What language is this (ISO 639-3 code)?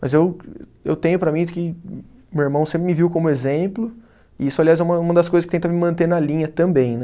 por